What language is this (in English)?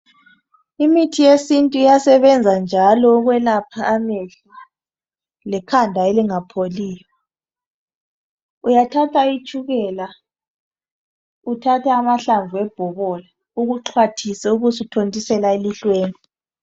North Ndebele